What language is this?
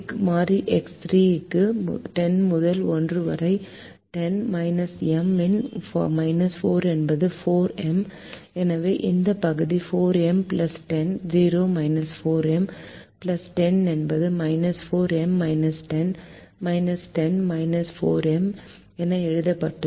Tamil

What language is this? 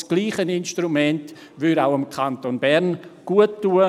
Swiss German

